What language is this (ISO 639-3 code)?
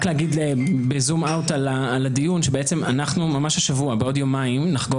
heb